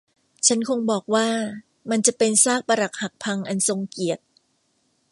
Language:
Thai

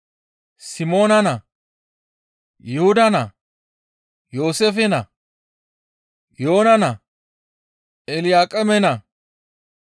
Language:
Gamo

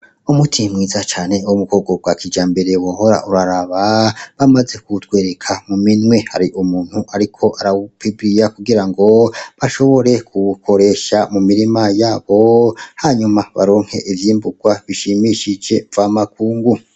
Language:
Rundi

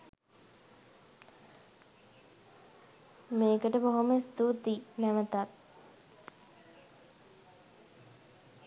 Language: Sinhala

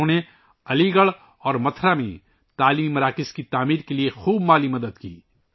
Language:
Urdu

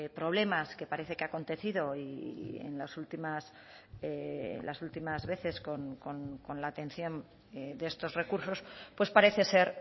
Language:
Spanish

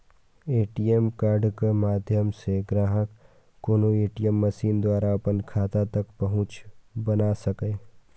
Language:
Maithili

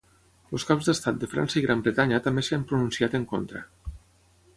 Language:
Catalan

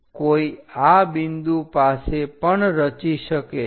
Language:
Gujarati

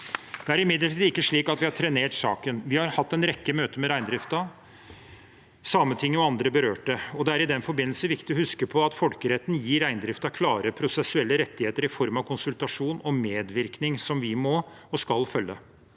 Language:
Norwegian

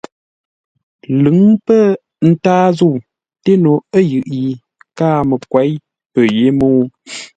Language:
Ngombale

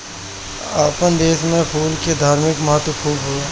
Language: Bhojpuri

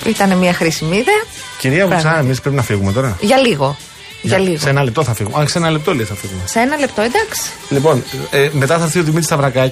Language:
Greek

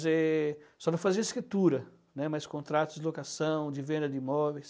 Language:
Portuguese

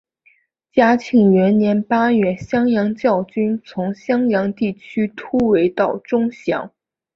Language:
Chinese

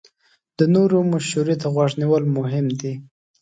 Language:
Pashto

